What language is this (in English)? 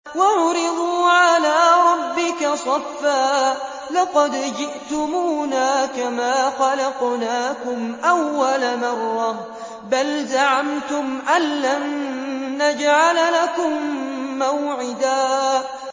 Arabic